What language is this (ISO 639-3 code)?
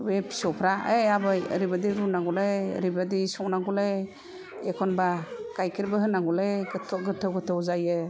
brx